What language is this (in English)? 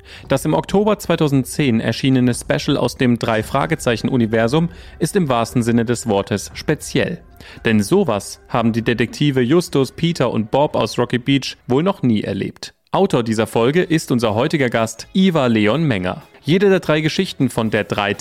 German